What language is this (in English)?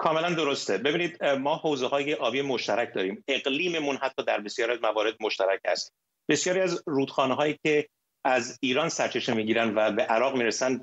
Persian